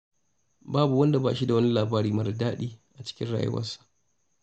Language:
Hausa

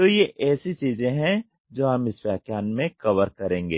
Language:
Hindi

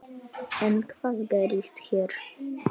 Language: Icelandic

